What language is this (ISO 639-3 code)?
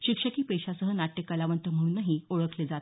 mar